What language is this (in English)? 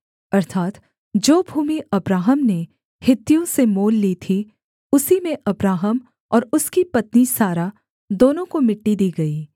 Hindi